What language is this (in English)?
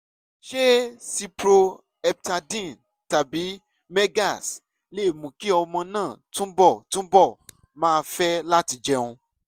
Yoruba